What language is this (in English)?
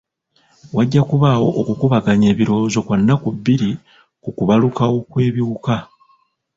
Ganda